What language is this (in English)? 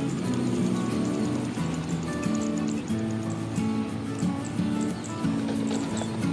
Indonesian